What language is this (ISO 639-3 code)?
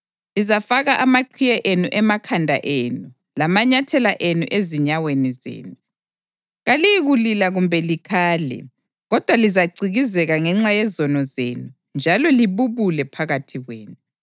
nde